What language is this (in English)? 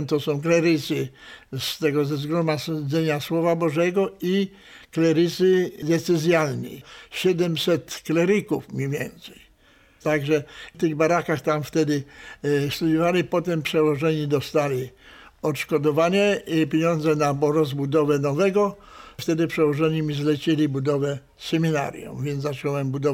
Polish